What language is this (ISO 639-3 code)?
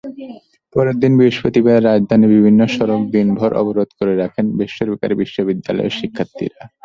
ben